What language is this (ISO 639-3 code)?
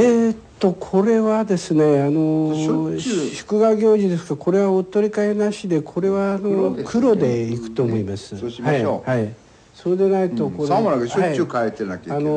jpn